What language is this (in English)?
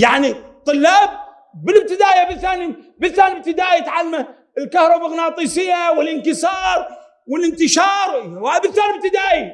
Arabic